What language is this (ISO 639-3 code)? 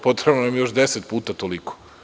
srp